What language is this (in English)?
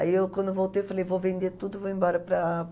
Portuguese